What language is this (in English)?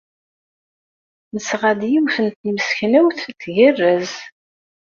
Kabyle